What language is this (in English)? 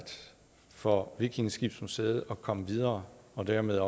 Danish